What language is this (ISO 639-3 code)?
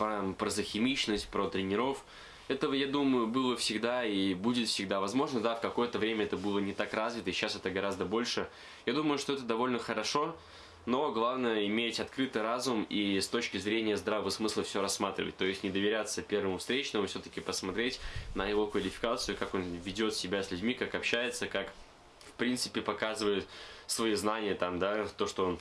rus